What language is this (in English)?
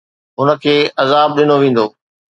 Sindhi